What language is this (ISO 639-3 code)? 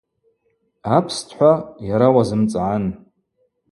abq